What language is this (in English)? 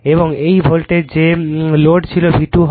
Bangla